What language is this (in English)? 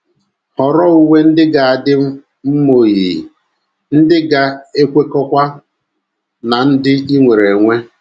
Igbo